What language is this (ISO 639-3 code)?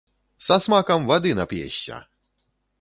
bel